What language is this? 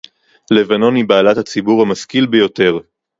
Hebrew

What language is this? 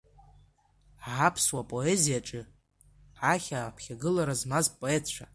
Abkhazian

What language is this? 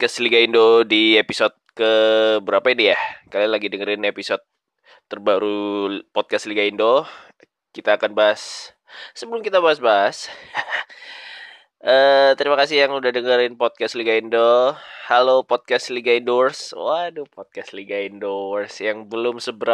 Indonesian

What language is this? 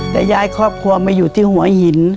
Thai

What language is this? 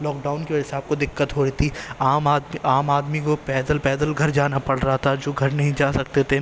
Urdu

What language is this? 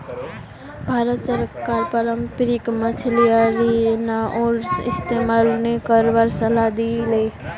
Magahi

